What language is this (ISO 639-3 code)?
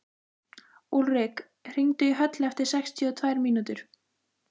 isl